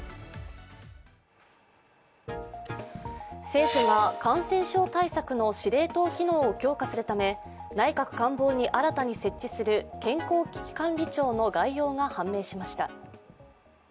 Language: Japanese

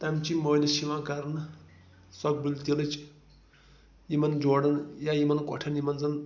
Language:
Kashmiri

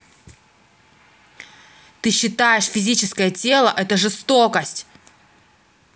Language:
Russian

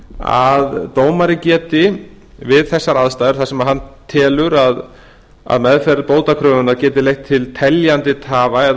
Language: Icelandic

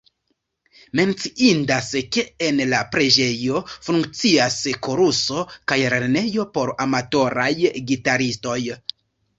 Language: Esperanto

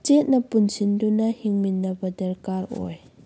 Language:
Manipuri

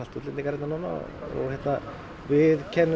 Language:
Icelandic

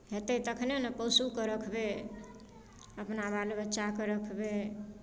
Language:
Maithili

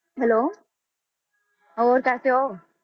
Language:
Punjabi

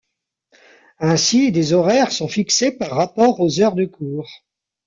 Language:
French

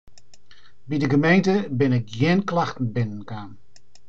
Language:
Western Frisian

